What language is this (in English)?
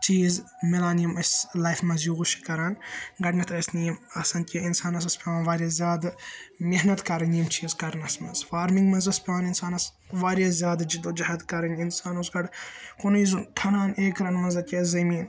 Kashmiri